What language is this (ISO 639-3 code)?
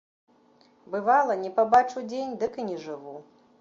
bel